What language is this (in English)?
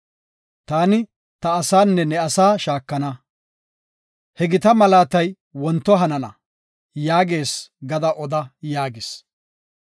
Gofa